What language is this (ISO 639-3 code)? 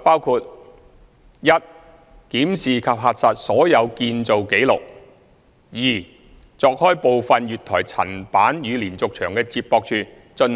yue